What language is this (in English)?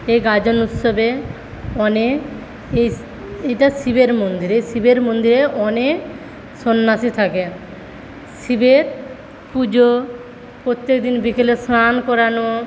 Bangla